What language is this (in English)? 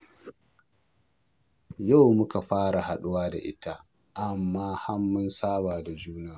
Hausa